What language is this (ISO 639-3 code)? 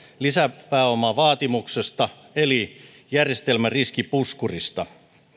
fin